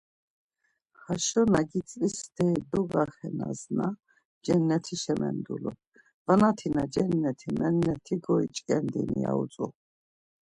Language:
Laz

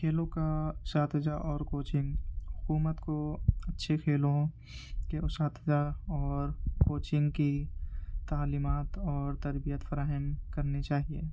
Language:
Urdu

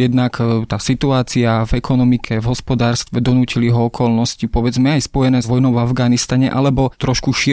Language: Slovak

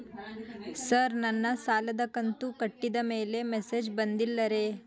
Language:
Kannada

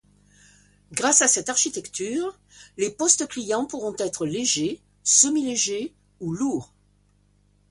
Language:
French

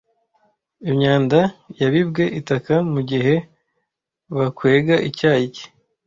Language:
Kinyarwanda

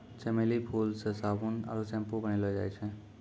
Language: Maithili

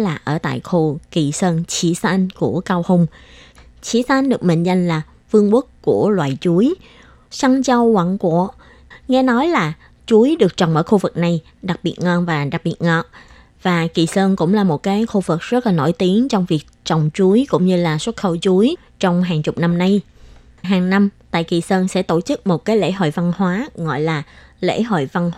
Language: Vietnamese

